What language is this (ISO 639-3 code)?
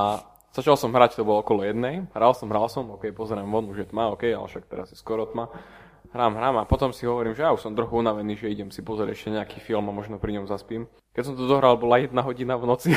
slk